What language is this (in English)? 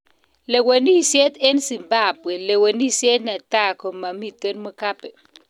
Kalenjin